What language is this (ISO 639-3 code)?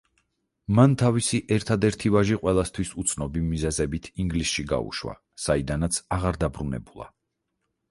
kat